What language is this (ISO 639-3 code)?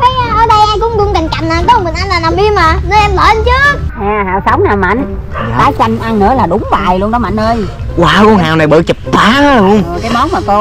vie